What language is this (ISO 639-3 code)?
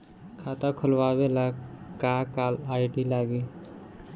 bho